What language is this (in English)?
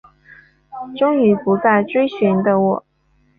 Chinese